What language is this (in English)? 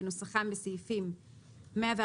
Hebrew